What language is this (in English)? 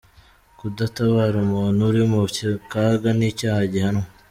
Kinyarwanda